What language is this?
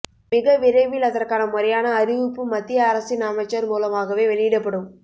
Tamil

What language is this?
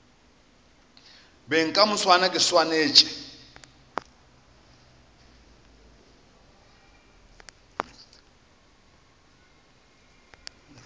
Northern Sotho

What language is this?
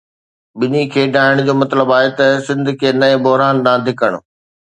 Sindhi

